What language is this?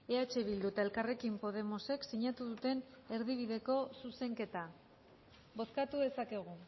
Basque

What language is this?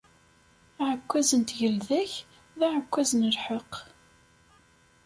Kabyle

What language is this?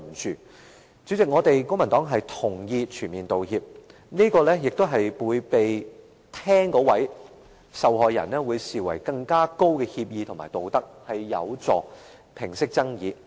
Cantonese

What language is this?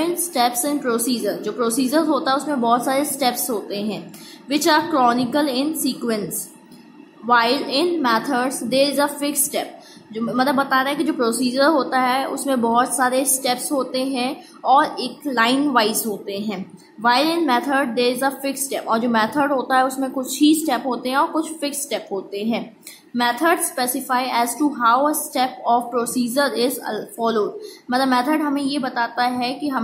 Hindi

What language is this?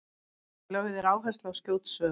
Icelandic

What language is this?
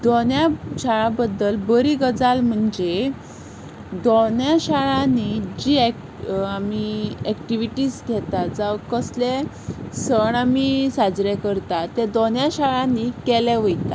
Konkani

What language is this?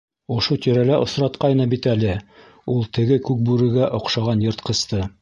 Bashkir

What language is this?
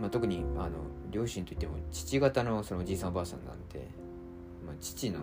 Japanese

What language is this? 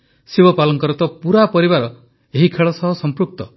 Odia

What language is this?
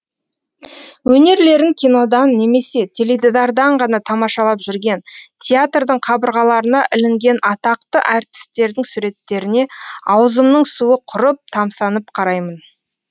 Kazakh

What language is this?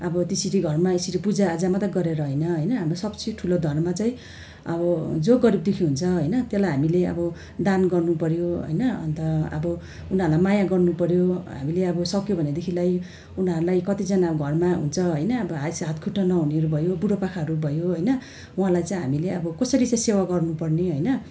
Nepali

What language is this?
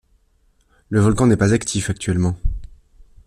French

